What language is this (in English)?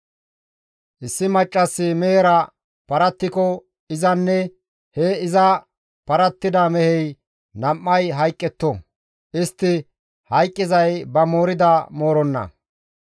Gamo